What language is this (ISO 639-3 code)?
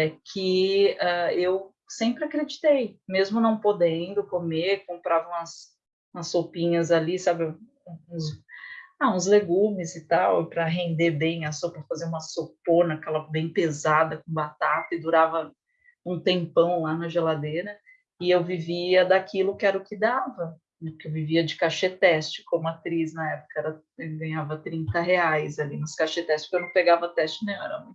por